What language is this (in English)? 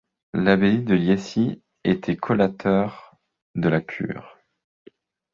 French